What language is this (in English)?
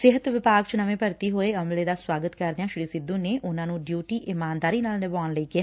Punjabi